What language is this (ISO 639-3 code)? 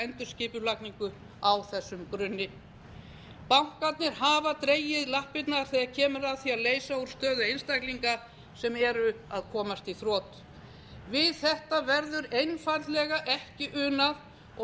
isl